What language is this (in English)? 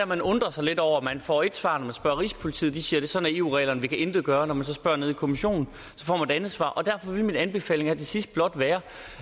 Danish